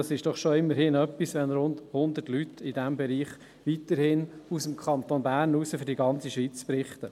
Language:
Swiss German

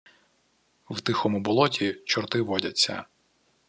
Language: Ukrainian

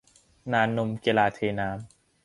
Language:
Thai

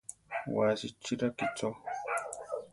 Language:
Central Tarahumara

